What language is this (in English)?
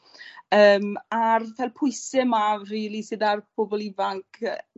Welsh